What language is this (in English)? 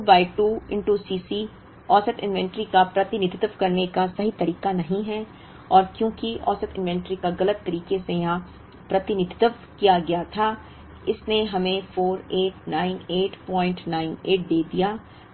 Hindi